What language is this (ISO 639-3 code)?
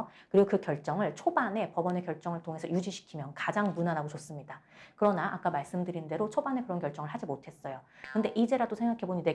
kor